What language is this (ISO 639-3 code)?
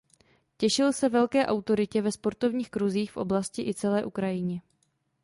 ces